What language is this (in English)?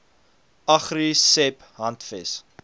Afrikaans